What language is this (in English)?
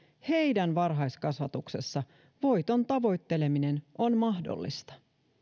Finnish